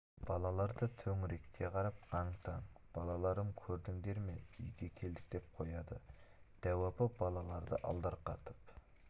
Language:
Kazakh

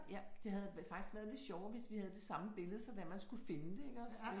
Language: Danish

